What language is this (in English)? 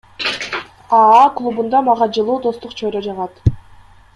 Kyrgyz